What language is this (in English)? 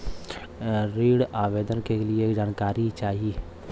Bhojpuri